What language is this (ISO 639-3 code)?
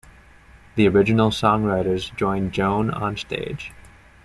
eng